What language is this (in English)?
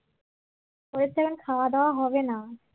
Bangla